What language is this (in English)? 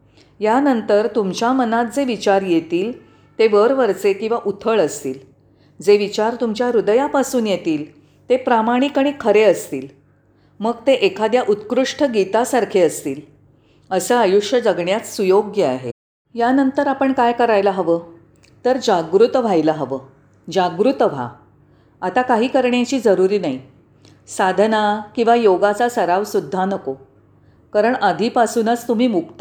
Marathi